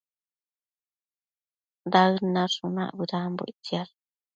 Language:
Matsés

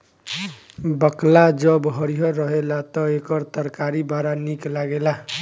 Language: Bhojpuri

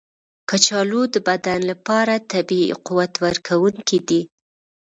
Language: Pashto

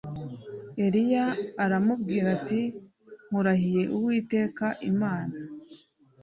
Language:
Kinyarwanda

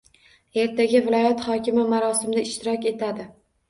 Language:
Uzbek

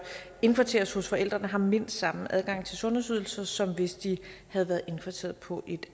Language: Danish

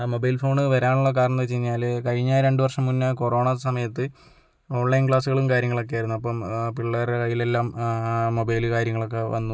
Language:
Malayalam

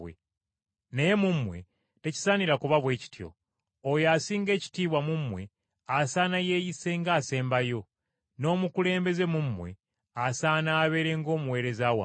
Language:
Ganda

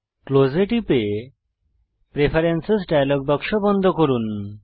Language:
Bangla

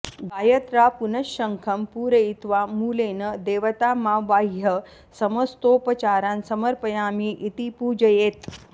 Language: Sanskrit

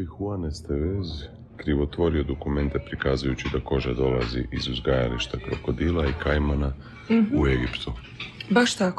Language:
Croatian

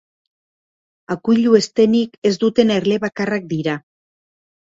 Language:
Basque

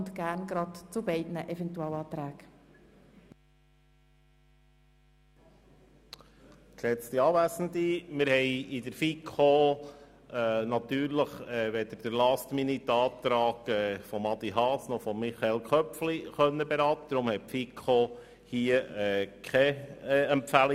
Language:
Swiss German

